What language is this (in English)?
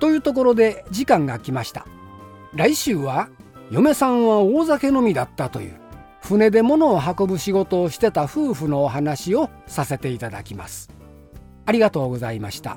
Japanese